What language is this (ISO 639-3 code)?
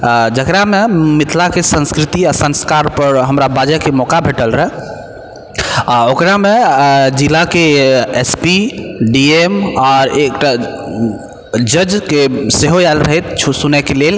mai